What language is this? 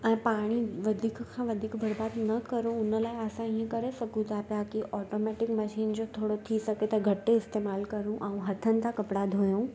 Sindhi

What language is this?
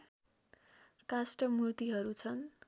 Nepali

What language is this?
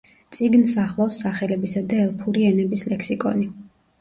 Georgian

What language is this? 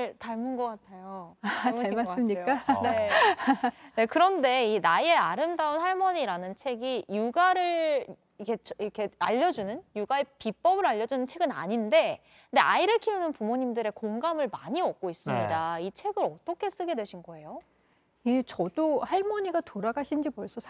Korean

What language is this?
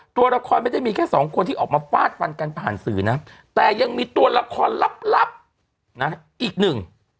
Thai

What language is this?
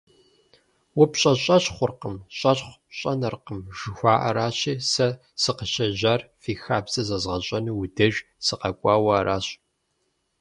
Kabardian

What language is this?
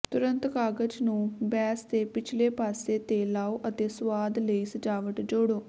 Punjabi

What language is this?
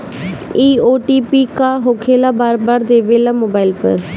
Bhojpuri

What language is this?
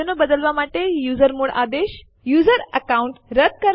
Gujarati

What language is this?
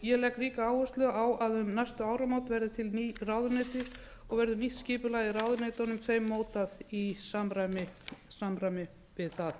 Icelandic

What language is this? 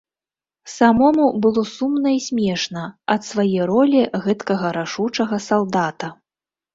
Belarusian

